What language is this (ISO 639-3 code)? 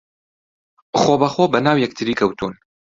ckb